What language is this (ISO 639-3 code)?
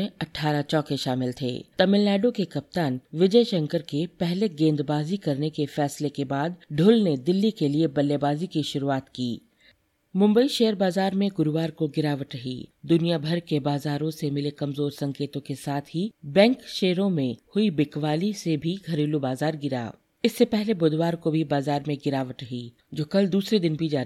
hin